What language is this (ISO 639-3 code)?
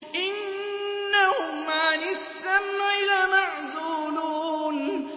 ara